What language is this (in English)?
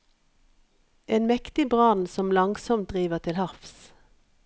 Norwegian